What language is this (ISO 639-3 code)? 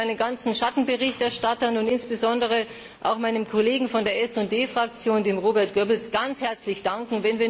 deu